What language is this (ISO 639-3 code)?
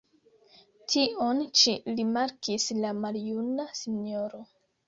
epo